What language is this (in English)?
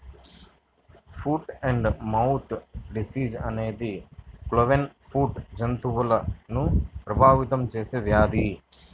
Telugu